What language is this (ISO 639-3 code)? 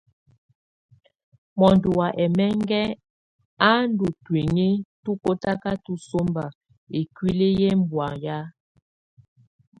tvu